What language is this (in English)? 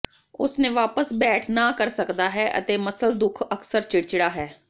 Punjabi